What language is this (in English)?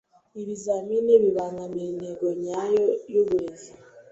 Kinyarwanda